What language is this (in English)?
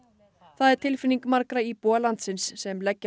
Icelandic